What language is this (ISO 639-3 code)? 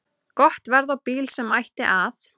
isl